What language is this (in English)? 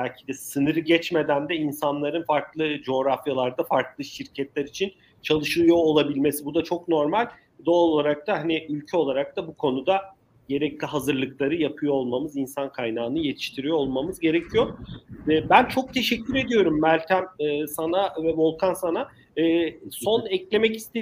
Turkish